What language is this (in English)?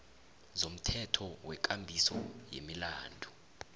South Ndebele